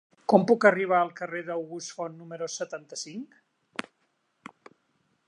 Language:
Catalan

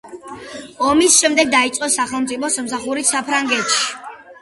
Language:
Georgian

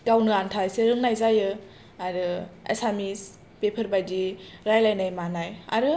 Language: Bodo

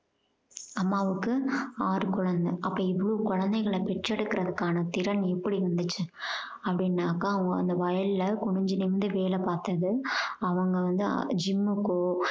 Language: Tamil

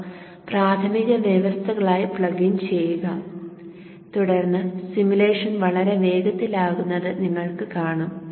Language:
Malayalam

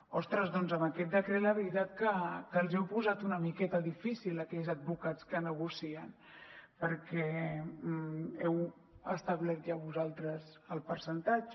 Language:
Catalan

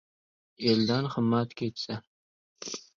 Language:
Uzbek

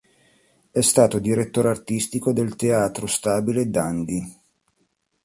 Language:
Italian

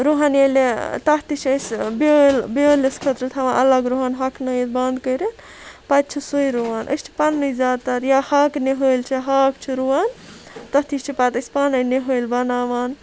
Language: Kashmiri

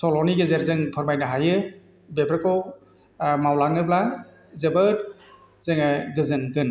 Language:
Bodo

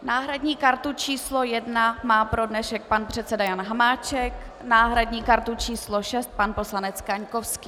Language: Czech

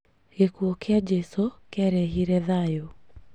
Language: Kikuyu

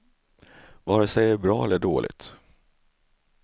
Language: Swedish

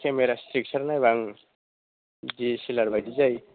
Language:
Bodo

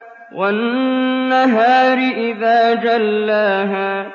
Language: Arabic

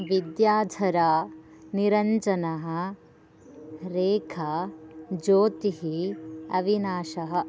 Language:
Sanskrit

